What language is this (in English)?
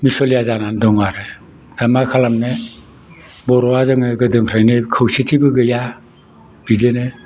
Bodo